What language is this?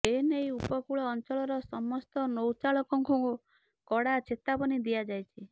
Odia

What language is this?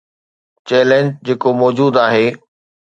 Sindhi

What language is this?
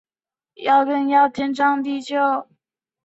Chinese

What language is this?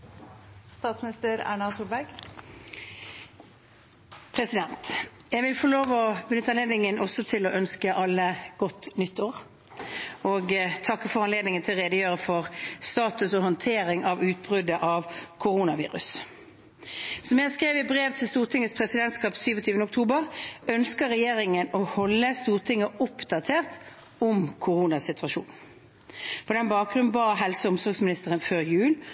Norwegian Bokmål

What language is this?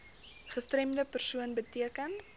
Afrikaans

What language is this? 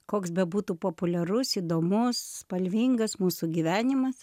Lithuanian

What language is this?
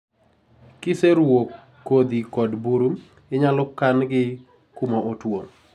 Luo (Kenya and Tanzania)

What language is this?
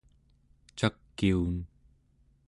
Central Yupik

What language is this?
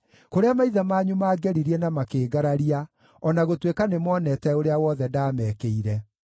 Kikuyu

